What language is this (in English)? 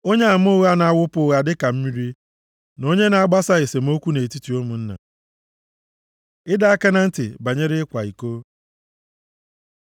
Igbo